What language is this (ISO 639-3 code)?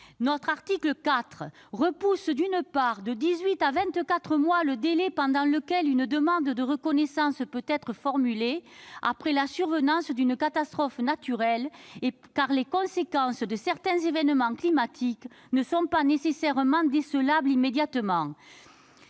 fra